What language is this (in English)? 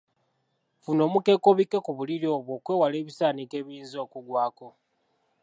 Ganda